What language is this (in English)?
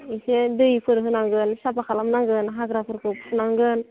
Bodo